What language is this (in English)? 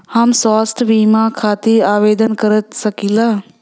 Bhojpuri